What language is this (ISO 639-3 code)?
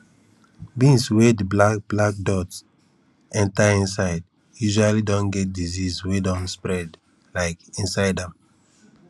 pcm